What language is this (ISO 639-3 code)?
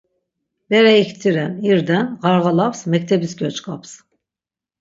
lzz